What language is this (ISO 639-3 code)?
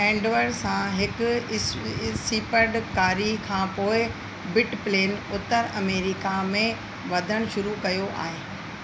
snd